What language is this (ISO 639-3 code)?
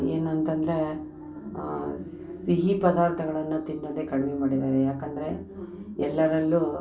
kan